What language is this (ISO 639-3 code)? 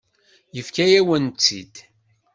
kab